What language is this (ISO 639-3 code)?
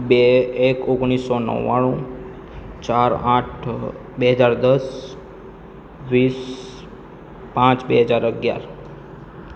guj